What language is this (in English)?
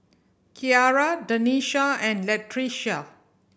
English